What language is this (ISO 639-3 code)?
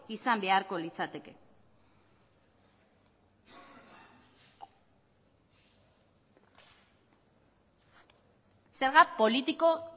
eus